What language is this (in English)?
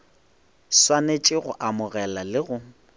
Northern Sotho